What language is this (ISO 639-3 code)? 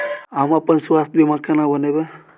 mai